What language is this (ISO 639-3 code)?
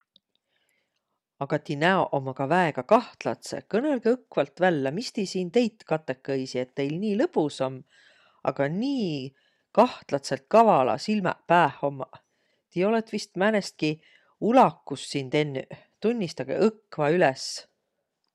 vro